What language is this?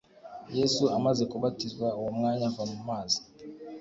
Kinyarwanda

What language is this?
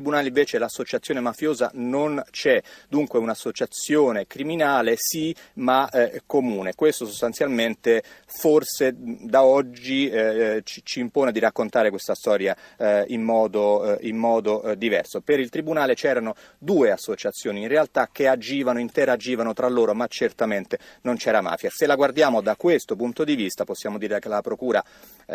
Italian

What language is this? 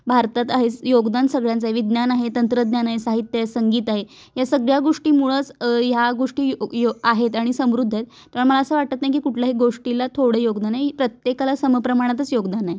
Marathi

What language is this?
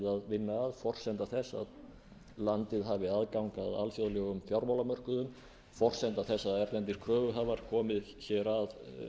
Icelandic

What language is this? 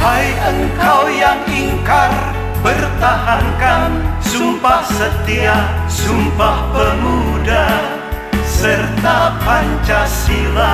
Vietnamese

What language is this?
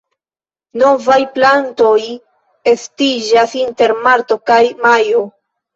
Esperanto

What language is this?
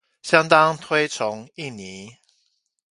Chinese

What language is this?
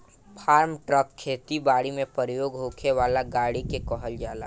Bhojpuri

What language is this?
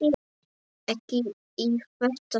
Icelandic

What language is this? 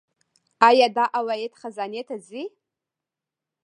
Pashto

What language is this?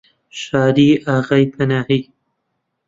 Central Kurdish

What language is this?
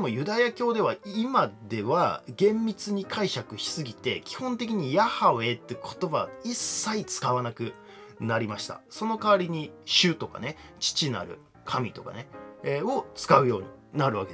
Japanese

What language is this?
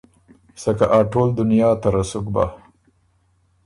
Ormuri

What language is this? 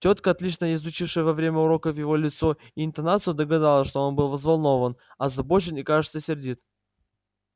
Russian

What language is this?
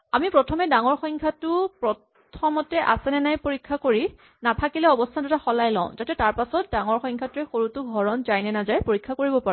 Assamese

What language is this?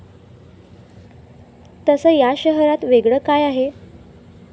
Marathi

